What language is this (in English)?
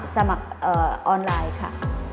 Thai